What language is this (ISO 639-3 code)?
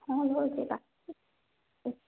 ori